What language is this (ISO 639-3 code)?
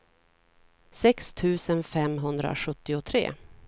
swe